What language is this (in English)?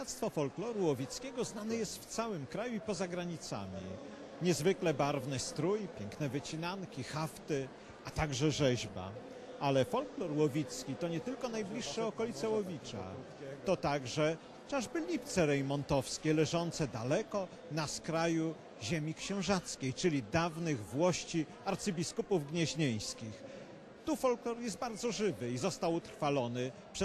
Polish